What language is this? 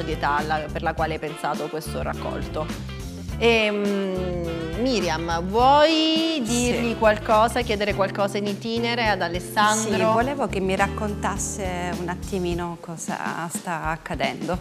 Italian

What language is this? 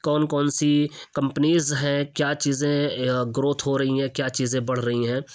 Urdu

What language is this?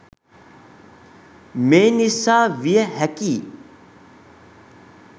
Sinhala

